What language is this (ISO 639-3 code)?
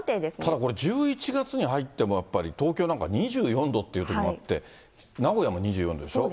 jpn